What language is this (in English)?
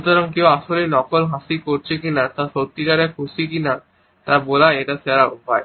Bangla